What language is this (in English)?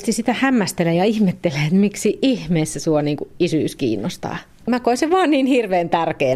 Finnish